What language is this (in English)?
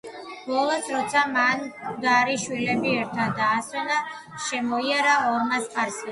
Georgian